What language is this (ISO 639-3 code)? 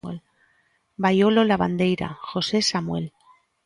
glg